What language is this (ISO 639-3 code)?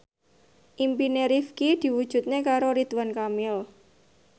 jav